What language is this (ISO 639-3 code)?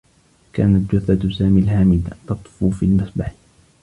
ara